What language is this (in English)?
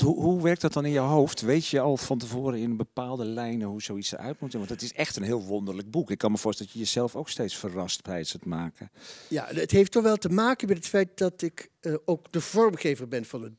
Dutch